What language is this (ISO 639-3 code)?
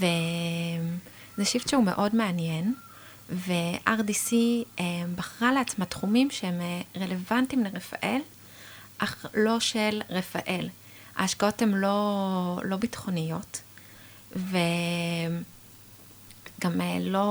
heb